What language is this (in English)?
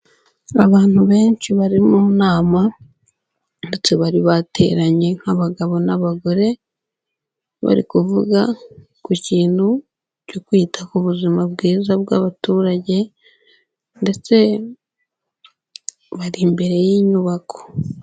Kinyarwanda